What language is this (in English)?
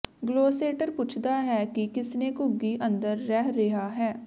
Punjabi